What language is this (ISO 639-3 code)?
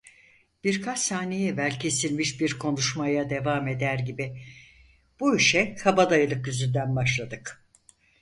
tur